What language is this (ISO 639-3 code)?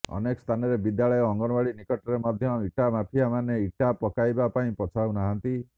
ori